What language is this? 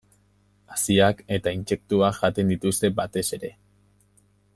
Basque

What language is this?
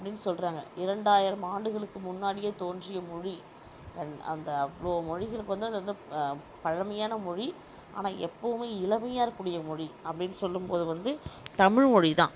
Tamil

